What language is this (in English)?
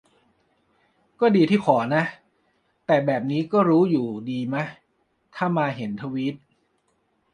Thai